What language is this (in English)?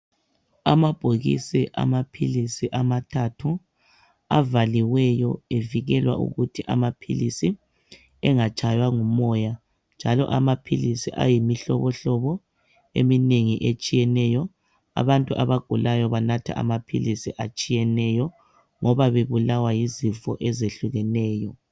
North Ndebele